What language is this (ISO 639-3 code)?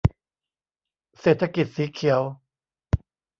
tha